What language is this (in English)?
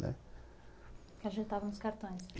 Portuguese